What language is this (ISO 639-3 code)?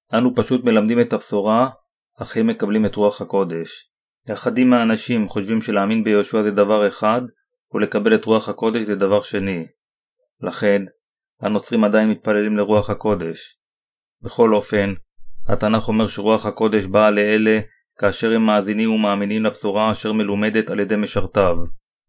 heb